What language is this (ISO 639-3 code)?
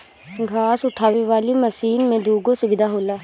bho